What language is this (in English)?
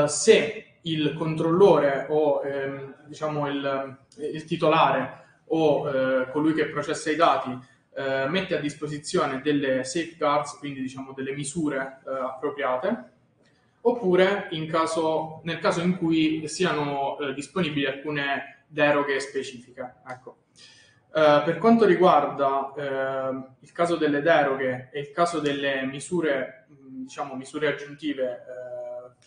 Italian